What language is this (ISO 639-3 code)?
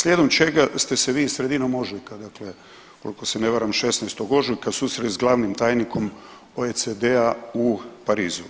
hrv